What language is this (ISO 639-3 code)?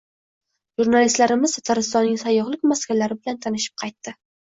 uzb